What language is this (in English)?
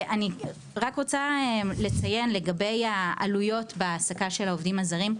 Hebrew